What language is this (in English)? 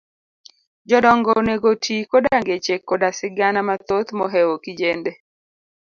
Luo (Kenya and Tanzania)